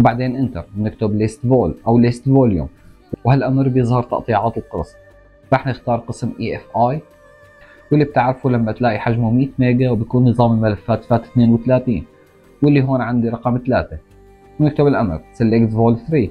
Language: Arabic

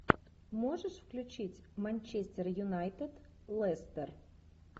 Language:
Russian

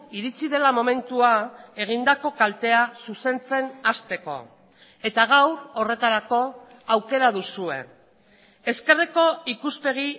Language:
Basque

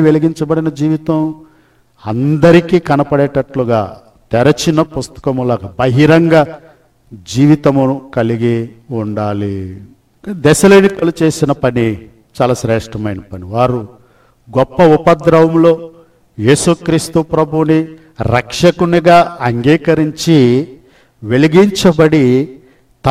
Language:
Telugu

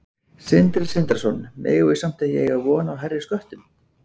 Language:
Icelandic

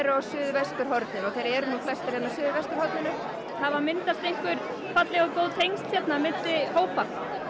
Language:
Icelandic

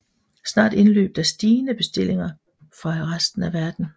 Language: Danish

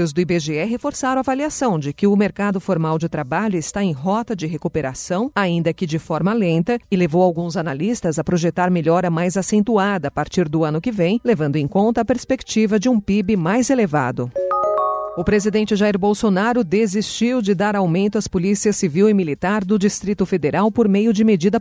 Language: Portuguese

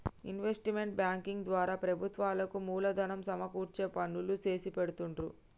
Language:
Telugu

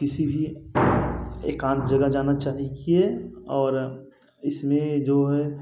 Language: Hindi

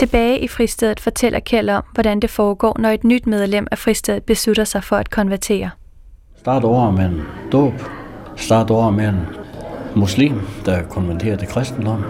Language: Danish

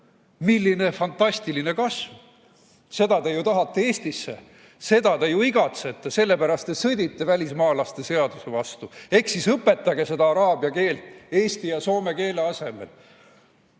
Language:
Estonian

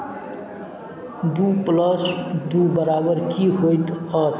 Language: Maithili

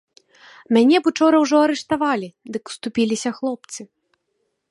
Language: Belarusian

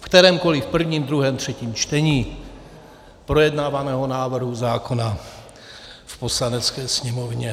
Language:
Czech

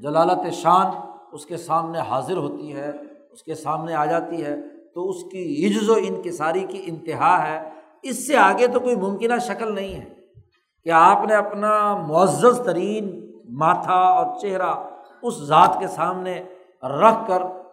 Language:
Urdu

